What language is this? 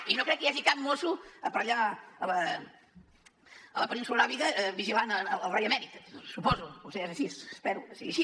Catalan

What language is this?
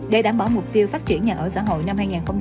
Vietnamese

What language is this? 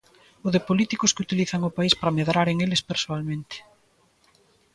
Galician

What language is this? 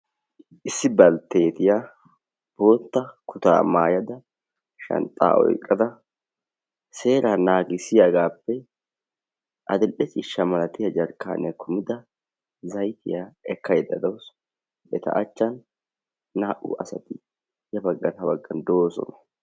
Wolaytta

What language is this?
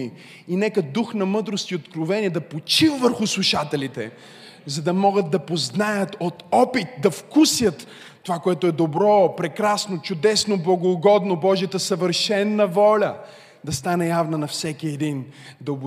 Bulgarian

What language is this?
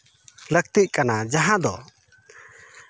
Santali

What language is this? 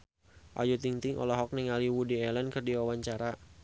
Sundanese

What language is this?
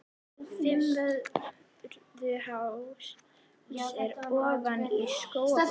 Icelandic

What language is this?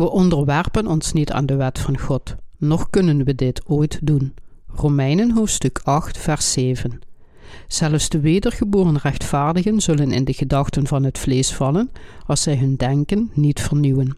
Dutch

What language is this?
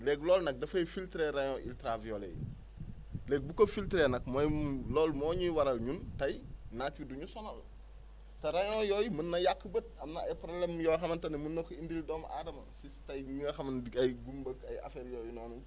Wolof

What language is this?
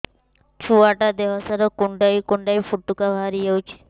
Odia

